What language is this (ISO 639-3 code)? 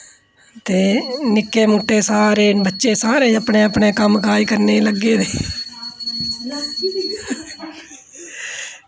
doi